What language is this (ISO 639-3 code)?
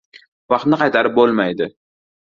uzb